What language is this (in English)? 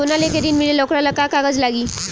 Bhojpuri